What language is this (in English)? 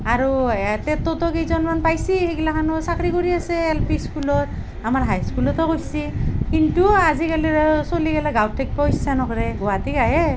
Assamese